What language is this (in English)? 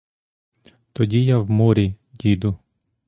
Ukrainian